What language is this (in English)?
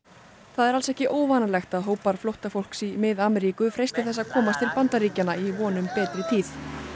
Icelandic